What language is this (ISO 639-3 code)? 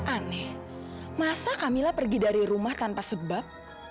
ind